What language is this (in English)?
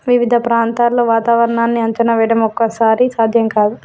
Telugu